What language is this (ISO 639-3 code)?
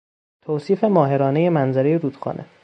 fas